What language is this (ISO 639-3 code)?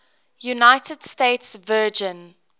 eng